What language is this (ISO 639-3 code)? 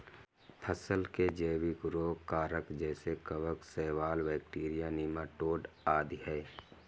hin